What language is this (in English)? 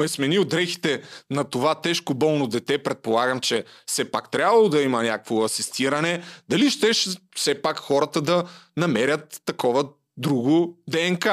Bulgarian